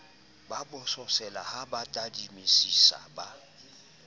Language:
Southern Sotho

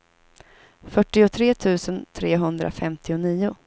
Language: Swedish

